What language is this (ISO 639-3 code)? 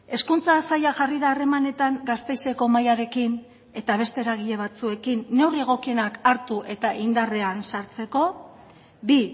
eus